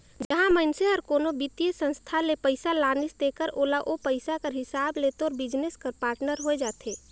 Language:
Chhattisgarhi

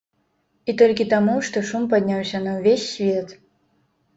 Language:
Belarusian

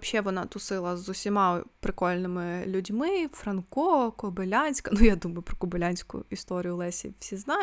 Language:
Ukrainian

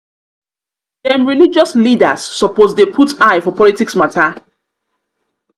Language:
Nigerian Pidgin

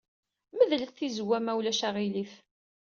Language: Kabyle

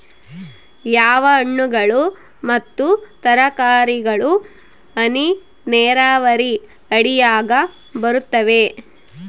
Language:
Kannada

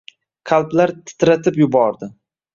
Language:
Uzbek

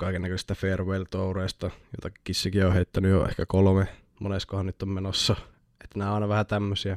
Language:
Finnish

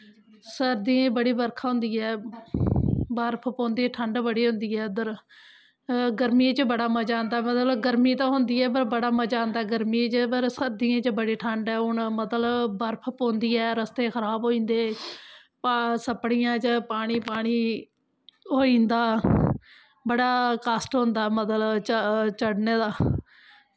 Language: Dogri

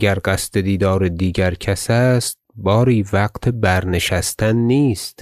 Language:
Persian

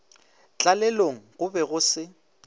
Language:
Northern Sotho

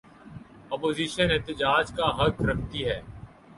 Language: Urdu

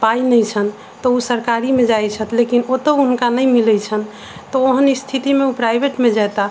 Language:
Maithili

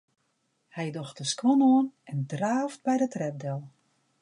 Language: Western Frisian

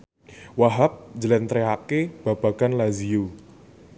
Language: Javanese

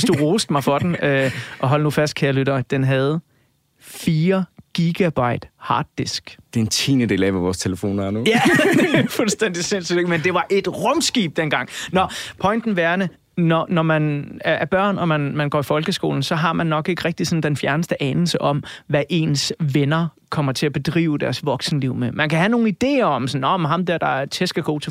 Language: Danish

